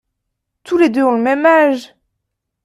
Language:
French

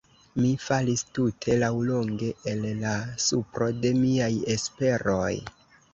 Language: Esperanto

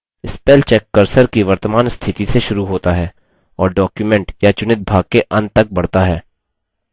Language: Hindi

